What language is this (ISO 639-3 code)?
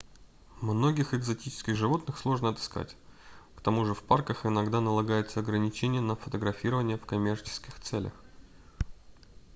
rus